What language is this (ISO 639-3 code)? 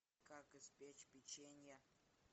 rus